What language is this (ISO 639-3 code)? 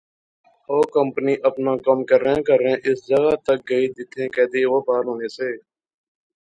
phr